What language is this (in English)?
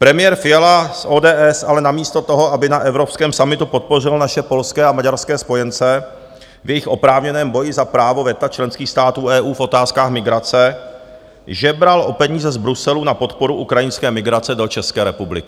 Czech